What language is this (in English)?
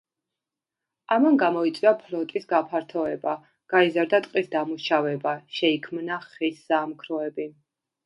Georgian